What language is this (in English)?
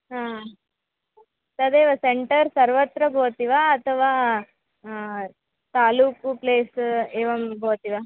Sanskrit